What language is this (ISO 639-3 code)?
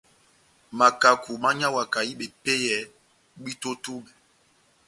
bnm